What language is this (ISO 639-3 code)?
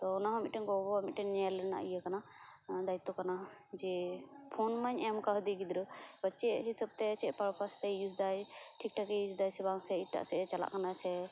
sat